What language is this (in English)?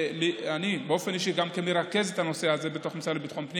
Hebrew